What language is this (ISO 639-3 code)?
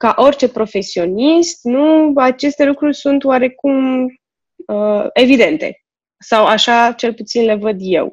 ron